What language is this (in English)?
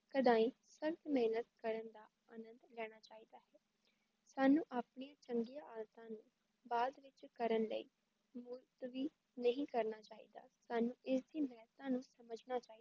Punjabi